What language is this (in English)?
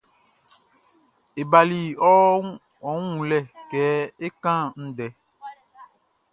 Baoulé